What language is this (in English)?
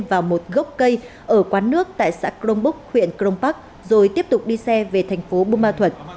Vietnamese